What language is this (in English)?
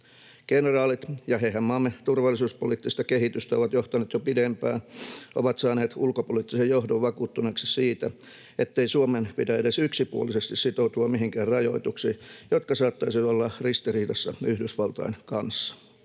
Finnish